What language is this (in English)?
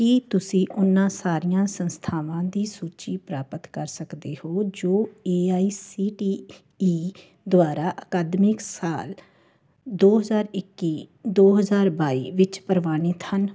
Punjabi